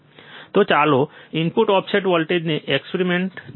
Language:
Gujarati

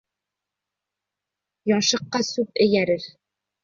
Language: Bashkir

